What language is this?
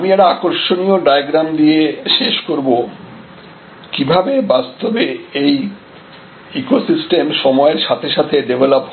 Bangla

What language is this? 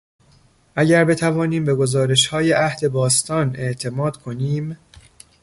Persian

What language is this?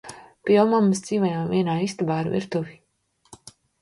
Latvian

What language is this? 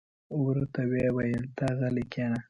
Pashto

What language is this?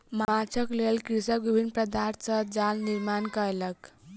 Maithili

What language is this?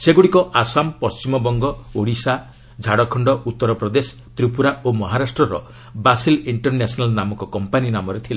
Odia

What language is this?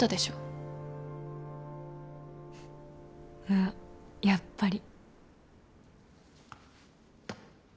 Japanese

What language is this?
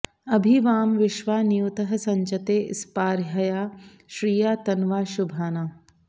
Sanskrit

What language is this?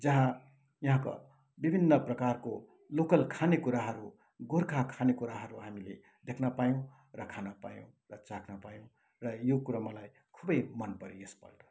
Nepali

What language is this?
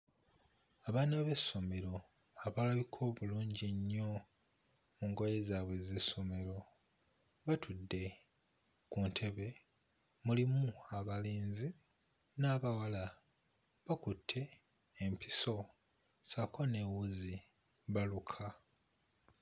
Ganda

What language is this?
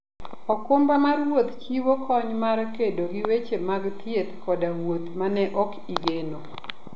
Luo (Kenya and Tanzania)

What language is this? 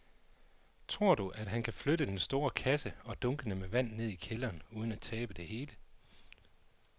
Danish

